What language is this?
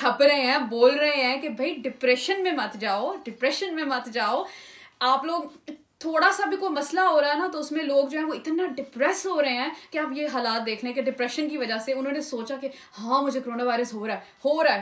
Urdu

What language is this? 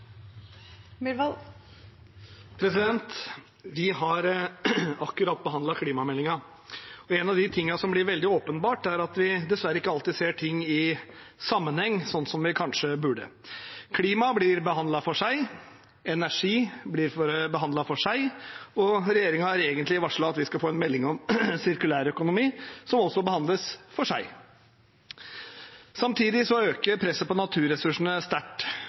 Norwegian Bokmål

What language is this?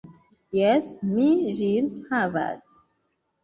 Esperanto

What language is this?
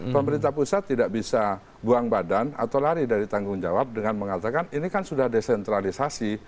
Indonesian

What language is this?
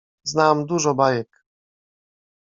Polish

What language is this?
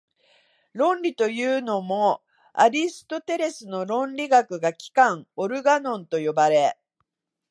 Japanese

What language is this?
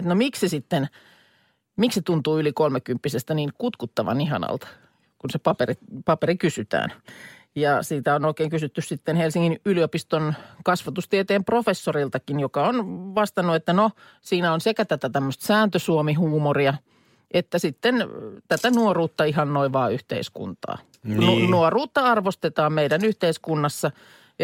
Finnish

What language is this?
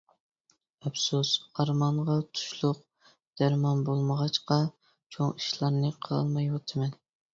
Uyghur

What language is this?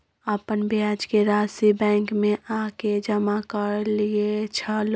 Maithili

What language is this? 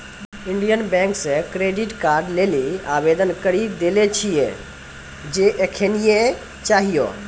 Maithili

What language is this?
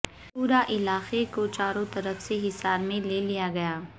Urdu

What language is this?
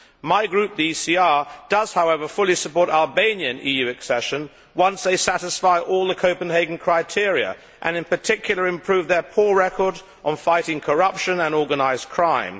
English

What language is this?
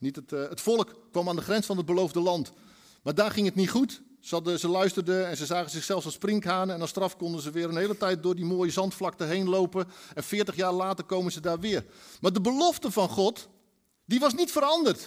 Dutch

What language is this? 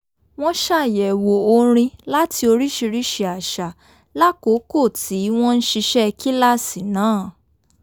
Yoruba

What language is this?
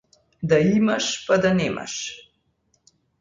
Macedonian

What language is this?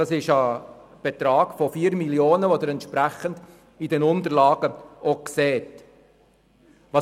Swiss German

